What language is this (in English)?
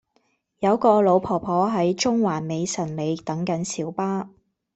Cantonese